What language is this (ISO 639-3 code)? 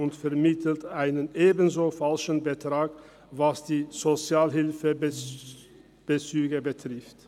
gsw